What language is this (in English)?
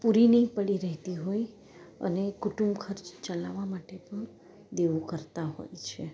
Gujarati